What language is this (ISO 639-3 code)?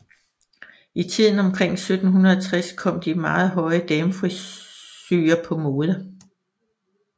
dan